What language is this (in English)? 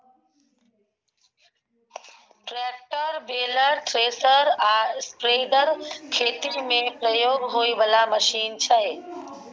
Maithili